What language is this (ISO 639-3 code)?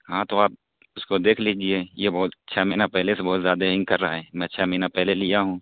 urd